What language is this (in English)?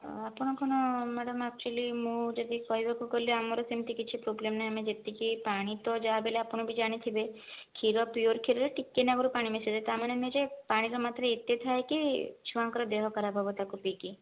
Odia